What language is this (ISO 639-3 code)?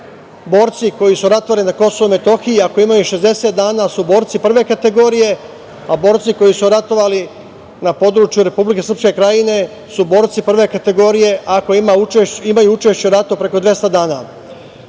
srp